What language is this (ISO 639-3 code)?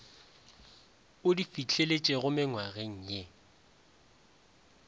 nso